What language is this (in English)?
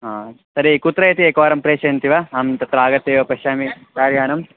Sanskrit